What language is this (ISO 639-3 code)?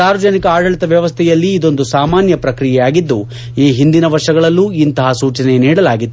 kan